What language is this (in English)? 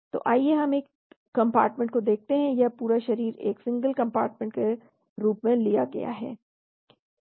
Hindi